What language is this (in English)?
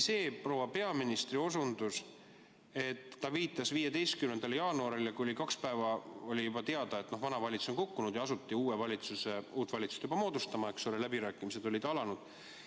Estonian